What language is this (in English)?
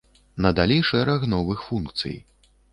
Belarusian